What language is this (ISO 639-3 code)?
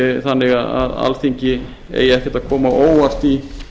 isl